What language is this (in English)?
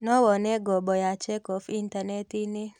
Kikuyu